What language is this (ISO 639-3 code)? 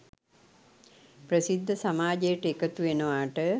sin